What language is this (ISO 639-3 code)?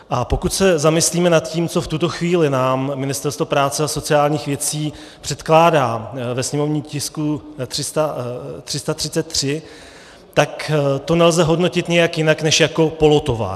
ces